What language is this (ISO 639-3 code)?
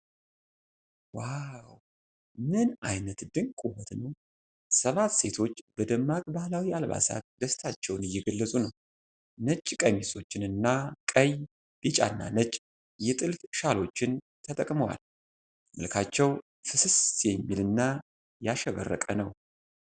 amh